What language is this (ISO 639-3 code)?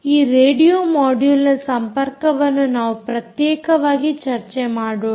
kan